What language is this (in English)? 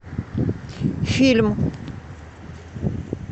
Russian